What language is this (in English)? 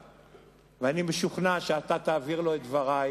Hebrew